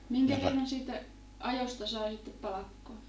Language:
Finnish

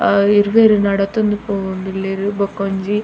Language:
Tulu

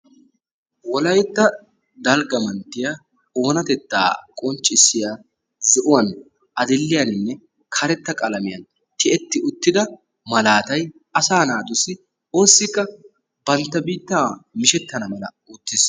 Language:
Wolaytta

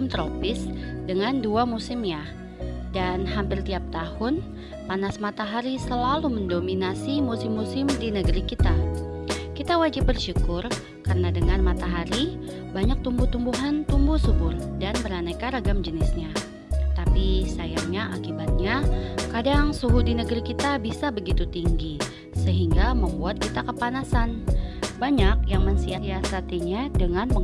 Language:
Indonesian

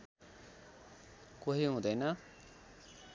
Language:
Nepali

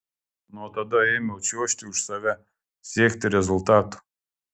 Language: Lithuanian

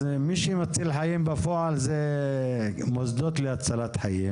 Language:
Hebrew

